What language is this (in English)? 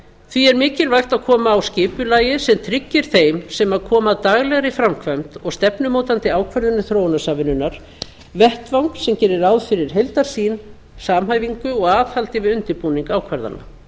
Icelandic